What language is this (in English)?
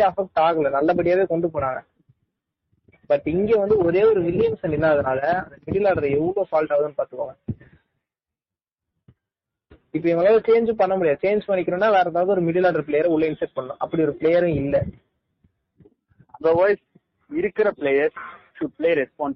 Tamil